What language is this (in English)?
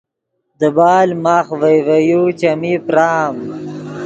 Yidgha